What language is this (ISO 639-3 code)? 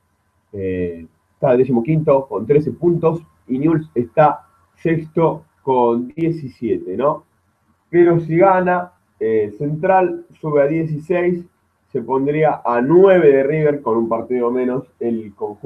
spa